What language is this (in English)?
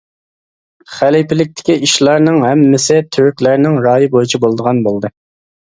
Uyghur